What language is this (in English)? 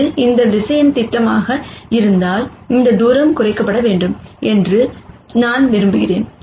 Tamil